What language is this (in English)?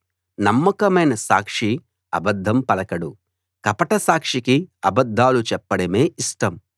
Telugu